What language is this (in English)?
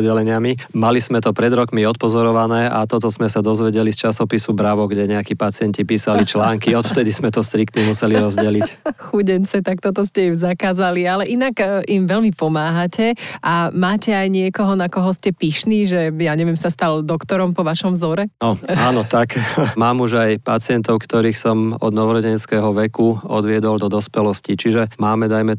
Slovak